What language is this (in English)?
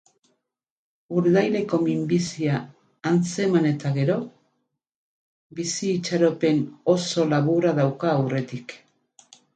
Basque